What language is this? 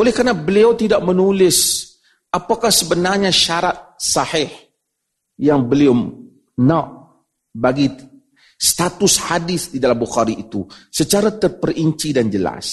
Malay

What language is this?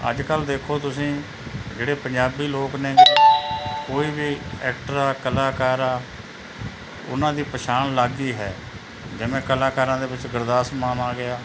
Punjabi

